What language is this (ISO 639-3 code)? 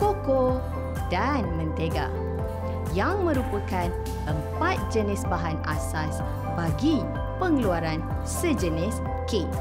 msa